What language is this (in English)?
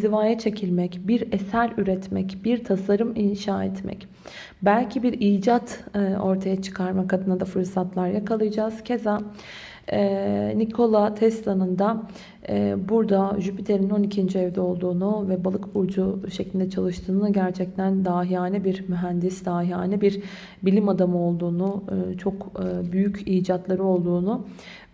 Turkish